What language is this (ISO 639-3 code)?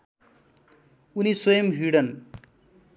nep